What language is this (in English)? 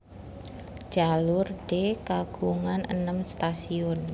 Javanese